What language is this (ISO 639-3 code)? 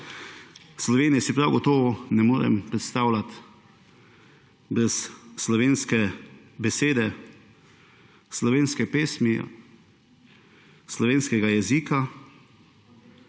slv